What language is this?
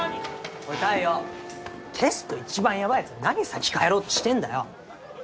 Japanese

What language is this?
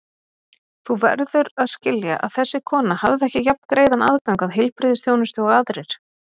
Icelandic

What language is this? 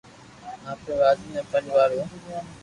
Loarki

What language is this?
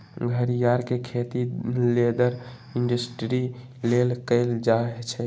Magahi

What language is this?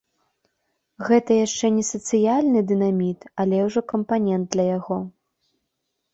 Belarusian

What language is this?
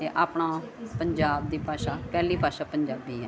Punjabi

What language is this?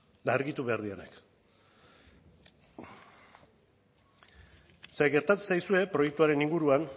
Basque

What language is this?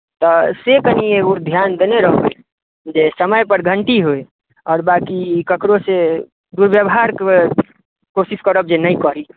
Maithili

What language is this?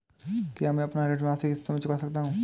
Hindi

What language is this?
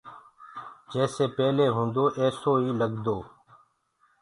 Gurgula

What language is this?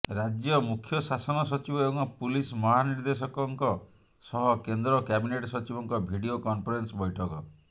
Odia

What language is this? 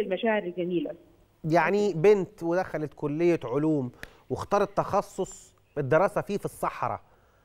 Arabic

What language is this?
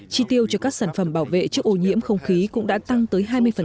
Vietnamese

